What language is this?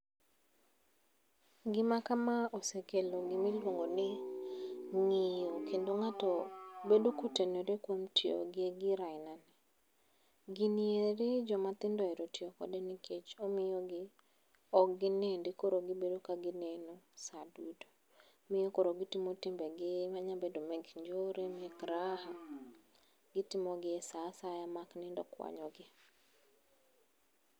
Luo (Kenya and Tanzania)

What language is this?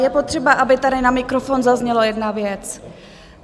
Czech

